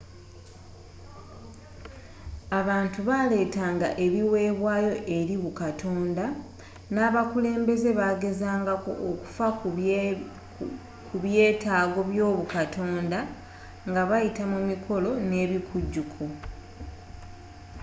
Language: Ganda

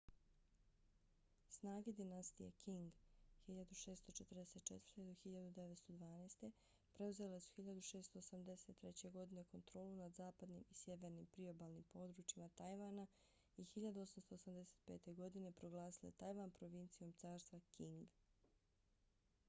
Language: Bosnian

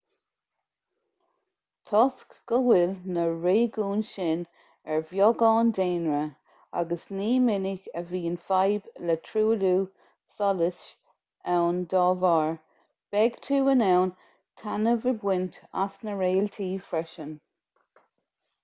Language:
Irish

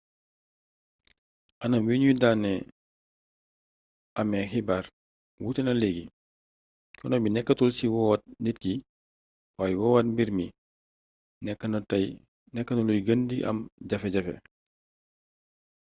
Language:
Wolof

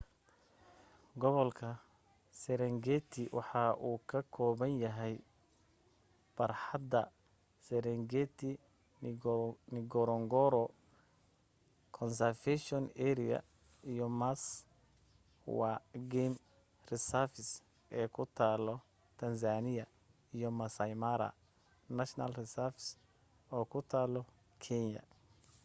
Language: Somali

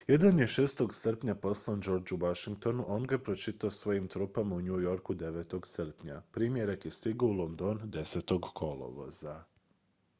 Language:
Croatian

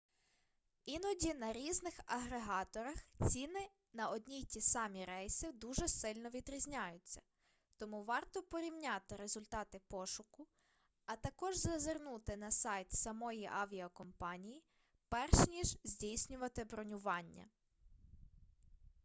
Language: Ukrainian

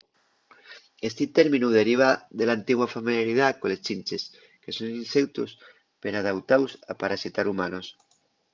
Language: Asturian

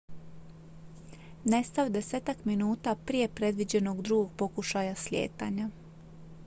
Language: Croatian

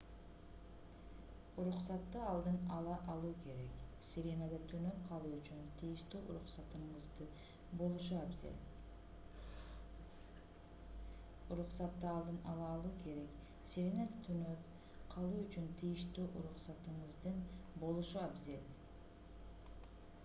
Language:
Kyrgyz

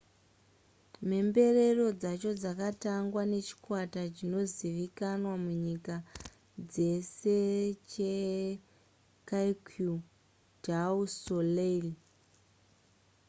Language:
Shona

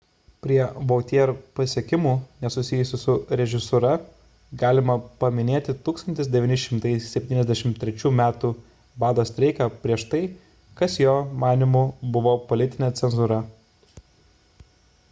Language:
Lithuanian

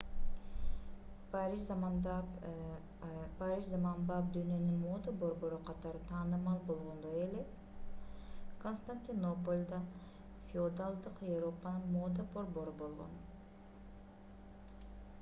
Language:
Kyrgyz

